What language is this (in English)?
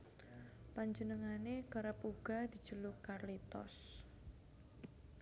Javanese